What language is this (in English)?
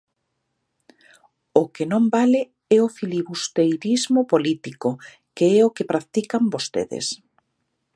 Galician